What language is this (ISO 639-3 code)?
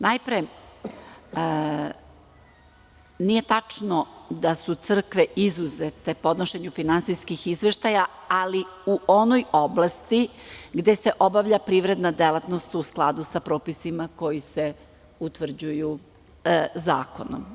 srp